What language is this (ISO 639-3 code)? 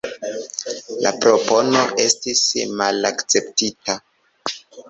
epo